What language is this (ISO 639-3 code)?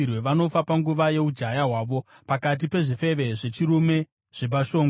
sna